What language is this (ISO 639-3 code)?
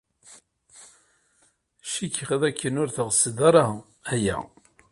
kab